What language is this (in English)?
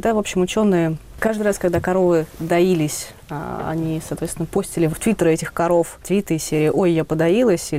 Russian